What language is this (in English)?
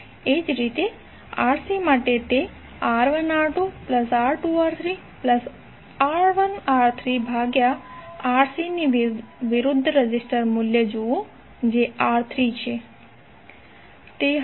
Gujarati